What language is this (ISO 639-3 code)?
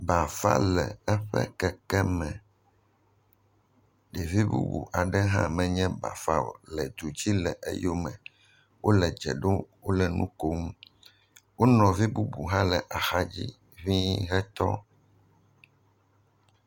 ewe